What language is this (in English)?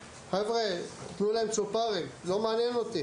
Hebrew